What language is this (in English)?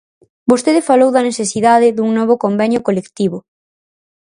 Galician